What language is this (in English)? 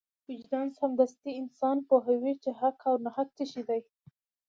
Pashto